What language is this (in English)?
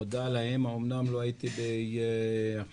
Hebrew